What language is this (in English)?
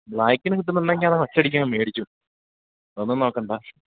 Malayalam